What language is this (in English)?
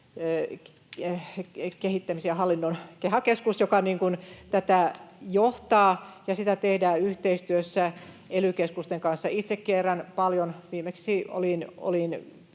Finnish